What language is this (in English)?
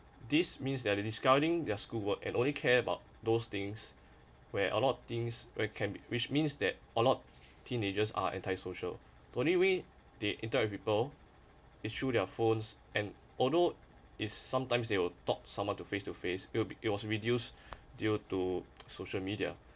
English